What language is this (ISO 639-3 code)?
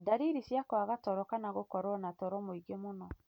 kik